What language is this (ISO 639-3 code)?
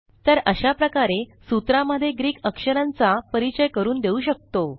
mar